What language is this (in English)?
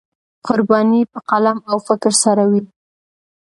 Pashto